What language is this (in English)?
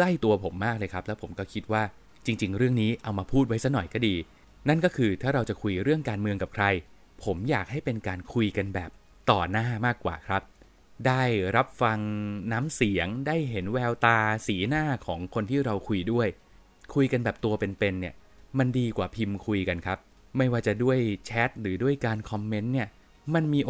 Thai